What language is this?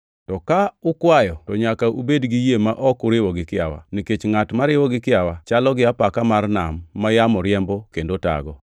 Luo (Kenya and Tanzania)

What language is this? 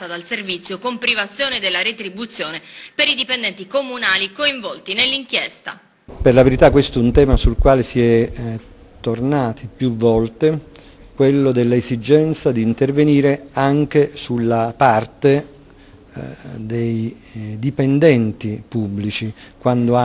Italian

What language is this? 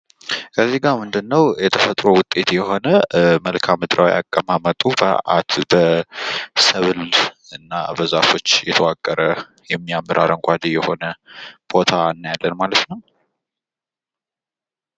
Amharic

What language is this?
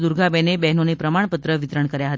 Gujarati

